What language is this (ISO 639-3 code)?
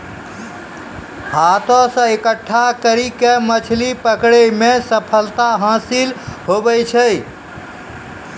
mai